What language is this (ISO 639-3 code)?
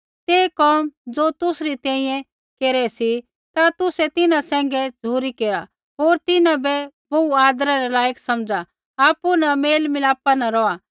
kfx